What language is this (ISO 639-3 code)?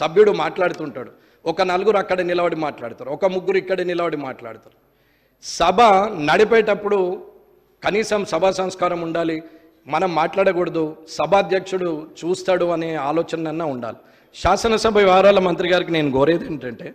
tel